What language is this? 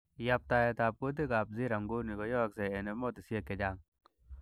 Kalenjin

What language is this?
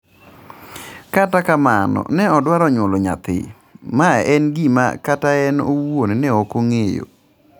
Luo (Kenya and Tanzania)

